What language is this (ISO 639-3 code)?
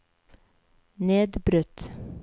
nor